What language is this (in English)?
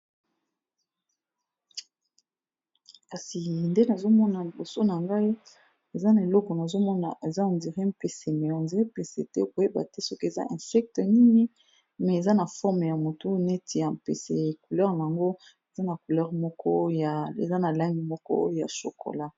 Lingala